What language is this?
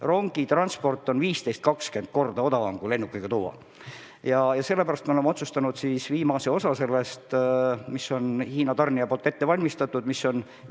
Estonian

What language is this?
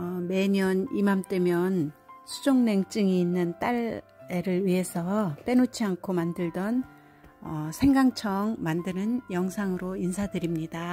Korean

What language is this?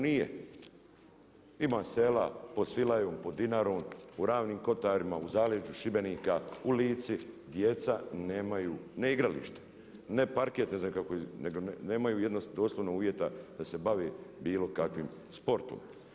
Croatian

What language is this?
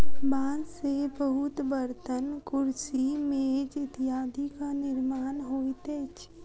Maithili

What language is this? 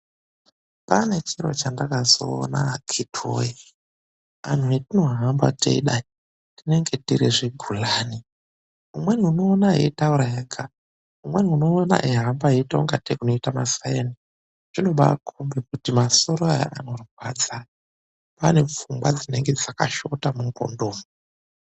Ndau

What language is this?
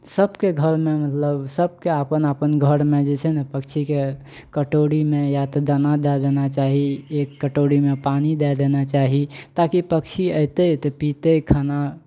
Maithili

